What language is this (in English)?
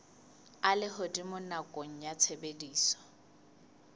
Southern Sotho